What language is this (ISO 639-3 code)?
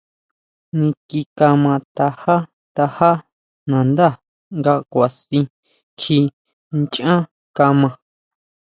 mau